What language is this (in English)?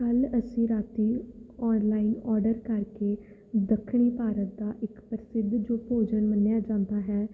Punjabi